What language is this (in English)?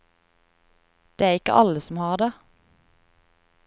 Norwegian